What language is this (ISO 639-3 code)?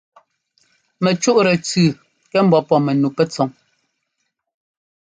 jgo